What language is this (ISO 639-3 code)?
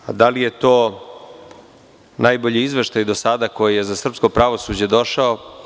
srp